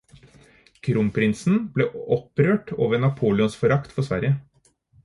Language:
Norwegian Bokmål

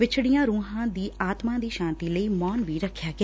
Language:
Punjabi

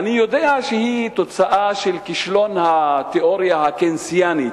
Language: Hebrew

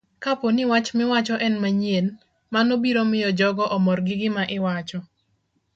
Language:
Luo (Kenya and Tanzania)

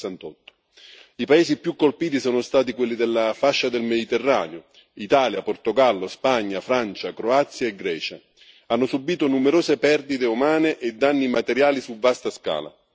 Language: Italian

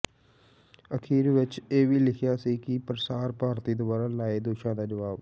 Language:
Punjabi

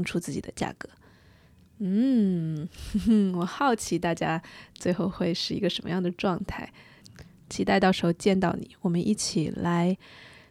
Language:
Chinese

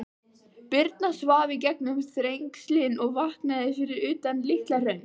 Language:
Icelandic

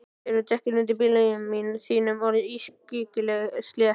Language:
Icelandic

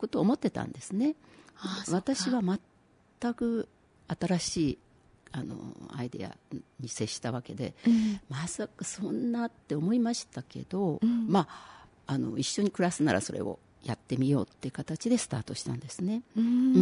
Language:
Japanese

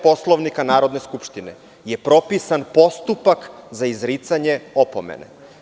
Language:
Serbian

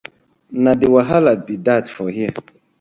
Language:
Nigerian Pidgin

